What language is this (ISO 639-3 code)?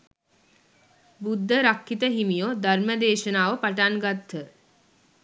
sin